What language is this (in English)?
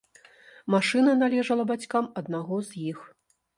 Belarusian